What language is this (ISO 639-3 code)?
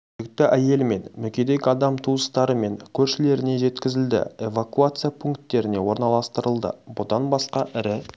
kaz